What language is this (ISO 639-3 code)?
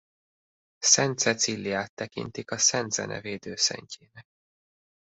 hun